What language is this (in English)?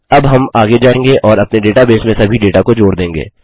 Hindi